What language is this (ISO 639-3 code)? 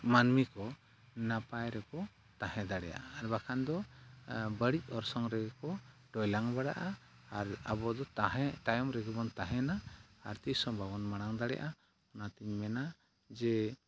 sat